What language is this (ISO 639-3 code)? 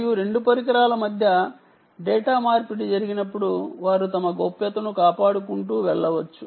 tel